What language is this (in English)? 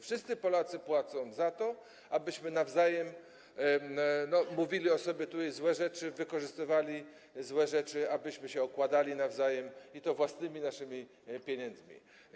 Polish